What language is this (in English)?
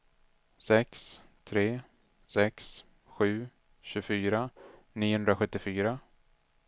Swedish